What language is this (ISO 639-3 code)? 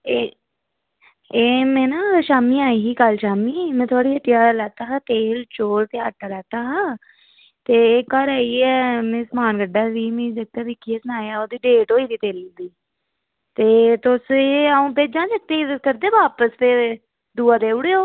doi